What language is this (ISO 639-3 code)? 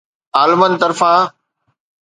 snd